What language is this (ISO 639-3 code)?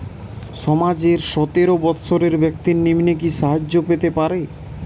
ben